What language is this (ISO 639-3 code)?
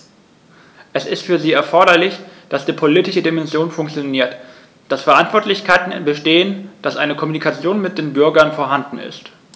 deu